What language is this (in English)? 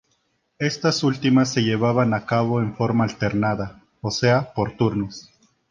Spanish